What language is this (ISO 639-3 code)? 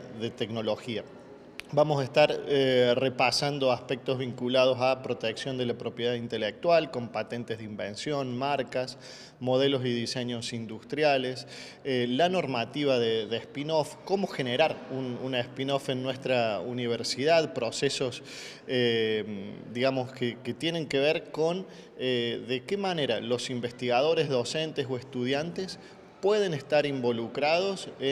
spa